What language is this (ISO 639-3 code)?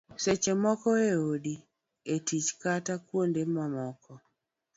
luo